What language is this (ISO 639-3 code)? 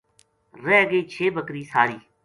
gju